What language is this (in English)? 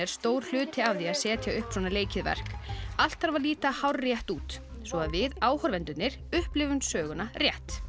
Icelandic